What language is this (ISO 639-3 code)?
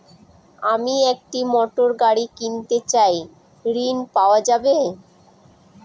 ben